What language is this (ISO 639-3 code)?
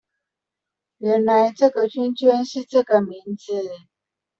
zho